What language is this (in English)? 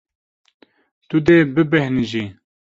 Kurdish